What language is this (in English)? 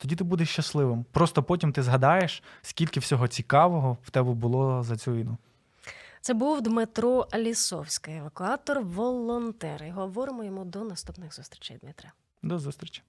Ukrainian